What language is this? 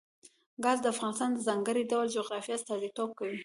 Pashto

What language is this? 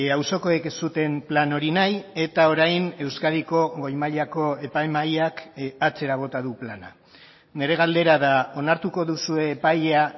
Basque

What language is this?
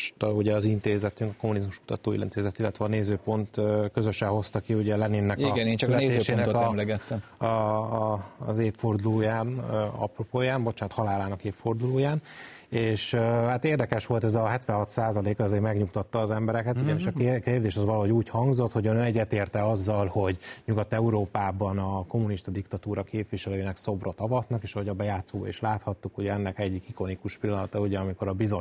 Hungarian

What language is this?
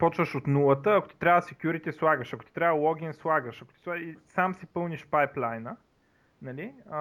Bulgarian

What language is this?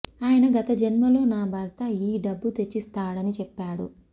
Telugu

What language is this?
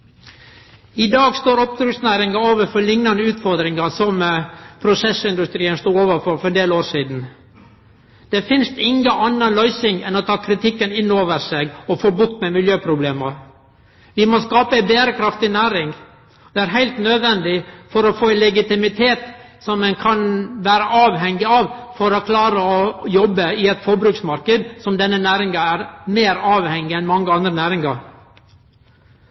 Norwegian Nynorsk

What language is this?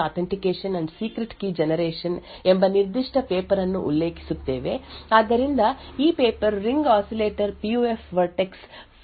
Kannada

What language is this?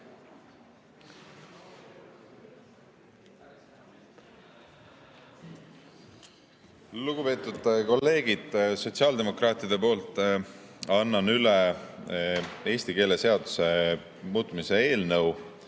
Estonian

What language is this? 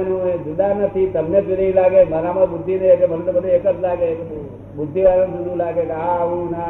Gujarati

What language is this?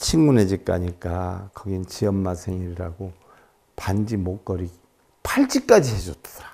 Korean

